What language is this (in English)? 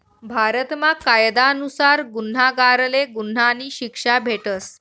Marathi